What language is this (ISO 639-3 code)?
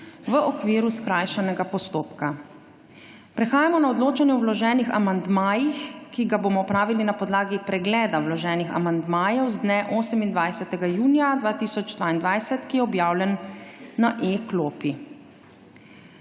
slv